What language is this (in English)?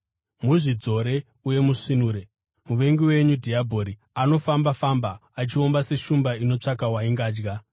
Shona